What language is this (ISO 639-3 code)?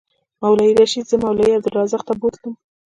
pus